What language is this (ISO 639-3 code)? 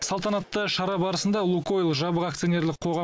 kaz